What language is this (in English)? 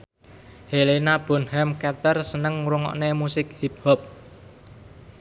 Javanese